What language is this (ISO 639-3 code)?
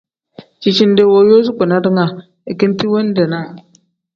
kdh